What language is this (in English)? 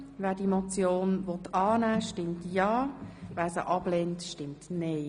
Swiss German